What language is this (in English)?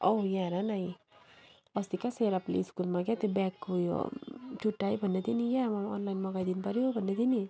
Nepali